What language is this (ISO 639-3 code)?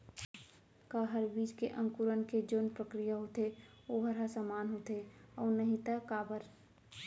hne